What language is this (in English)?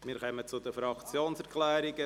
Swiss German